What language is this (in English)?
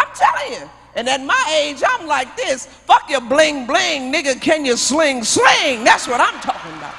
English